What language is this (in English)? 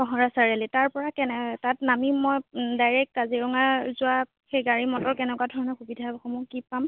Assamese